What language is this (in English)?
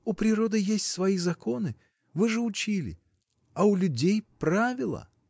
Russian